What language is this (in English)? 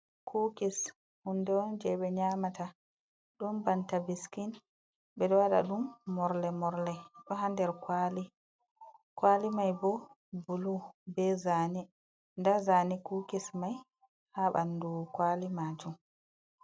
Fula